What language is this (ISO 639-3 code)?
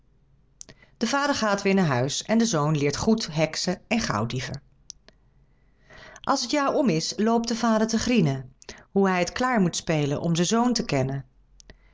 nld